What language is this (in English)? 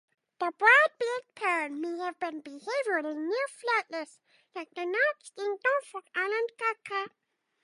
English